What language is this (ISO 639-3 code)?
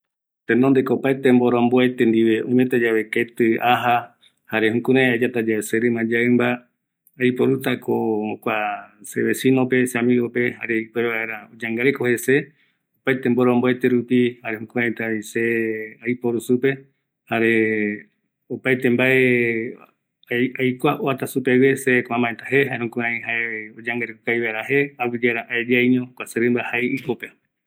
gui